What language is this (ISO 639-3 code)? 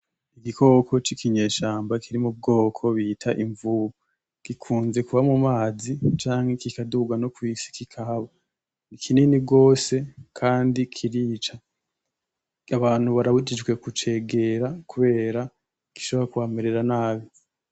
run